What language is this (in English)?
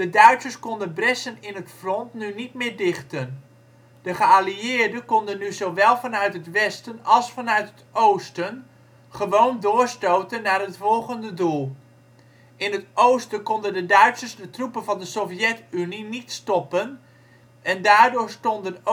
Dutch